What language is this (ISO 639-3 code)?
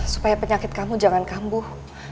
ind